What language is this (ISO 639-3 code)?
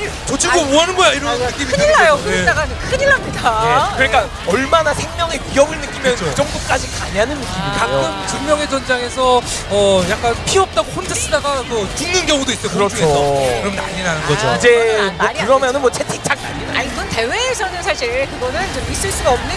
kor